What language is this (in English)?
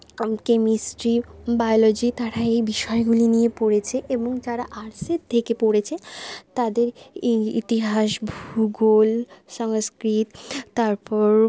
Bangla